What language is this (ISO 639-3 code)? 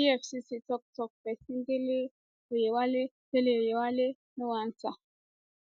pcm